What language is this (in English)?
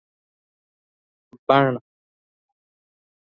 Pashto